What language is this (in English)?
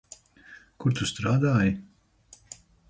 Latvian